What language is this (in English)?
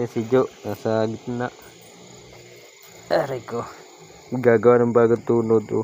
Filipino